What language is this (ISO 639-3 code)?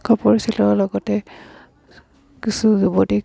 asm